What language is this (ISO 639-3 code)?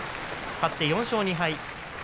jpn